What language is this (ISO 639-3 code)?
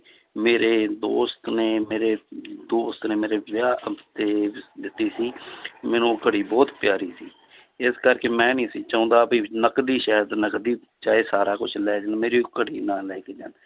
pan